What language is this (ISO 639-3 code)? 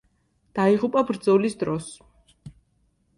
kat